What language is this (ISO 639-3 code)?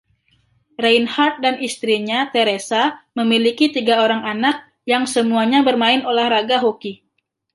ind